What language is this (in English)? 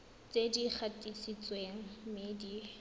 Tswana